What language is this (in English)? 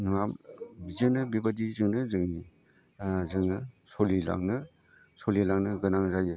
Bodo